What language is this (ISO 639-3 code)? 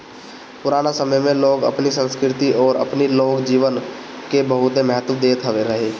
bho